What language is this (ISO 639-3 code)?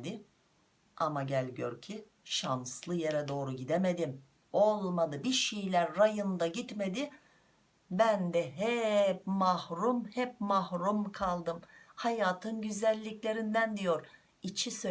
tur